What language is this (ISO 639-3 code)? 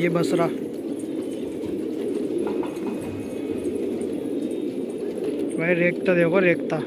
hin